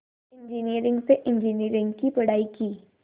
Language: Hindi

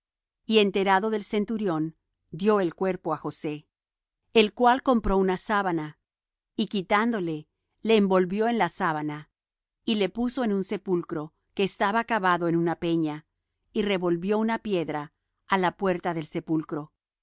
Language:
Spanish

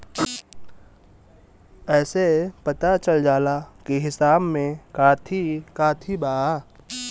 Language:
Bhojpuri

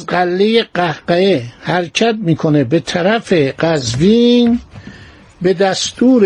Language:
Persian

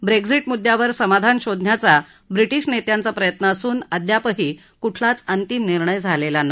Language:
Marathi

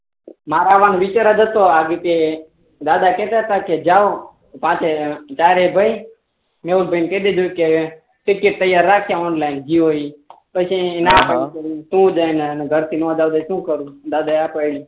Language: Gujarati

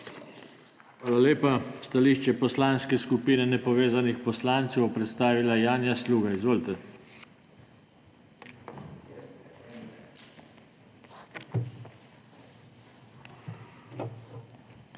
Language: Slovenian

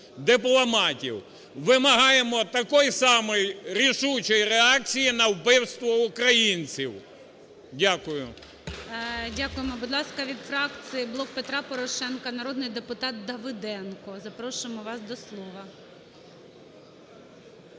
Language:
Ukrainian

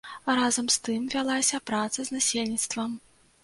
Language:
Belarusian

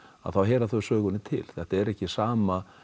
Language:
Icelandic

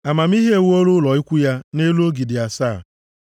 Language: Igbo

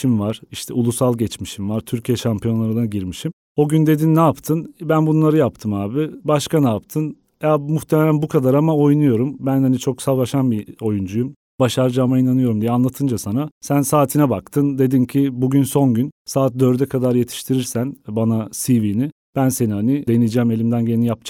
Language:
Turkish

